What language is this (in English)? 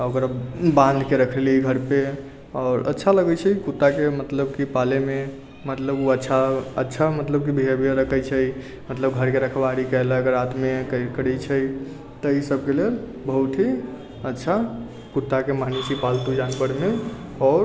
Maithili